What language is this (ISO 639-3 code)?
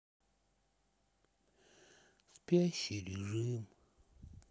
rus